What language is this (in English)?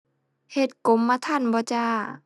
Thai